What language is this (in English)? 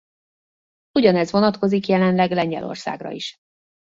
Hungarian